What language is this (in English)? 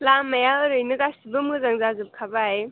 Bodo